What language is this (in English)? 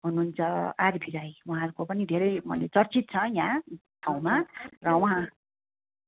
Nepali